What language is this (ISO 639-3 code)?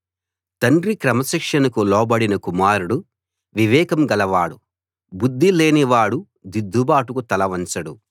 tel